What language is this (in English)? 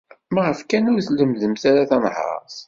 Kabyle